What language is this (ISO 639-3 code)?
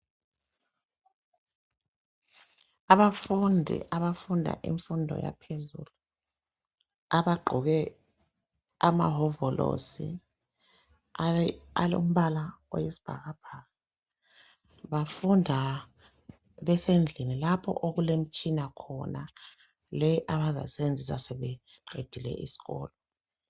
nde